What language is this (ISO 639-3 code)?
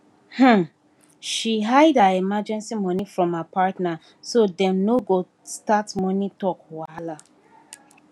pcm